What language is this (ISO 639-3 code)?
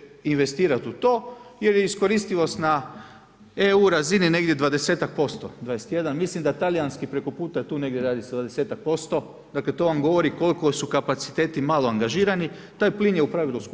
hrv